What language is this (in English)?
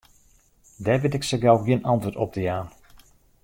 Western Frisian